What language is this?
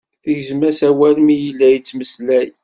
Kabyle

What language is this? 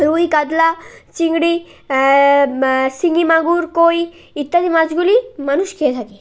Bangla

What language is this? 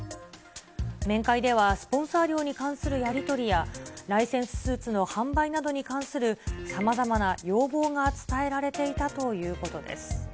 Japanese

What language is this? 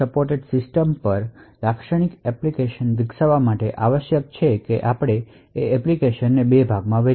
Gujarati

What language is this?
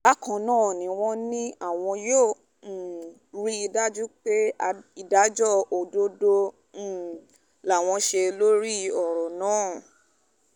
Yoruba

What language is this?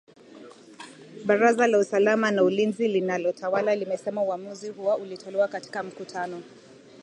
Swahili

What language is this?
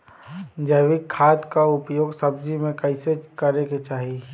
Bhojpuri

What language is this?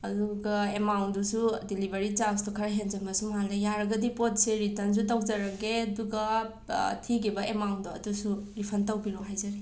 Manipuri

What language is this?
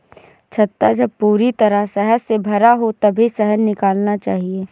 Hindi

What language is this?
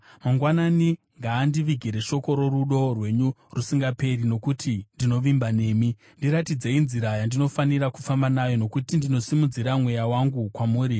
Shona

